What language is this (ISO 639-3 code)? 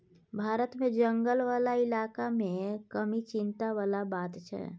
mai